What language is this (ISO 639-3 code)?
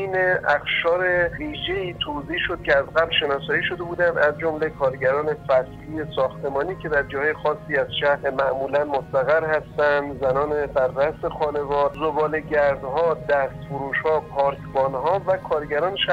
fas